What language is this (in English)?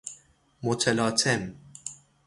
Persian